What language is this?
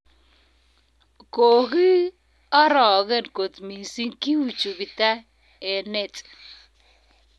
Kalenjin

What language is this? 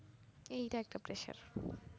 Bangla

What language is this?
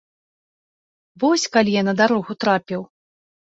Belarusian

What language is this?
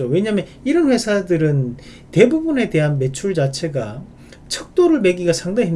Korean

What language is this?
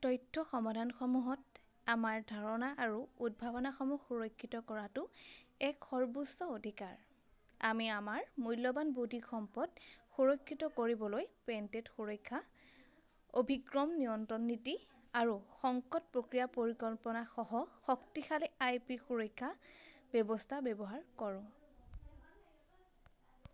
Assamese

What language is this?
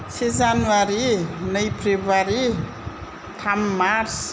Bodo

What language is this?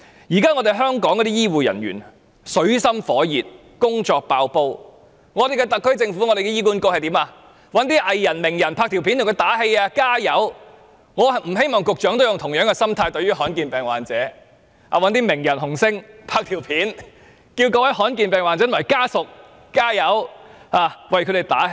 Cantonese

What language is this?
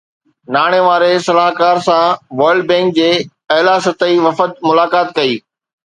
Sindhi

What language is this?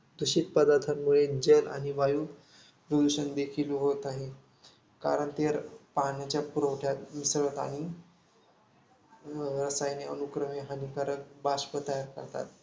Marathi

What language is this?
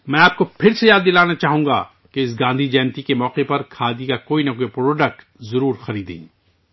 Urdu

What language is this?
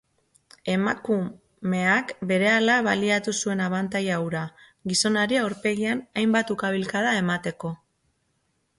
Basque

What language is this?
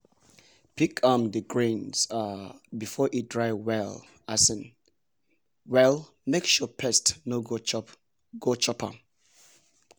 Nigerian Pidgin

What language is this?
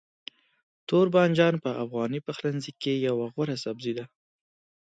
Pashto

